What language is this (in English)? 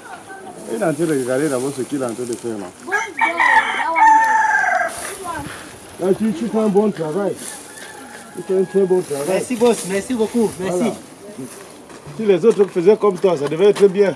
French